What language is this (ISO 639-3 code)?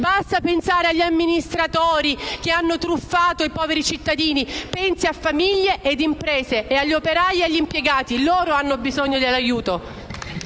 ita